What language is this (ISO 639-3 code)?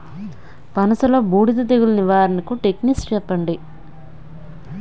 tel